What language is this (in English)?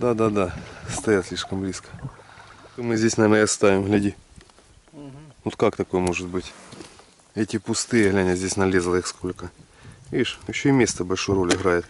Russian